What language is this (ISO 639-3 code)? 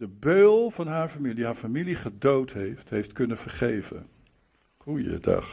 nld